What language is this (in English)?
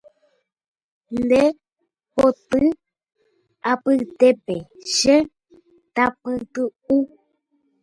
Guarani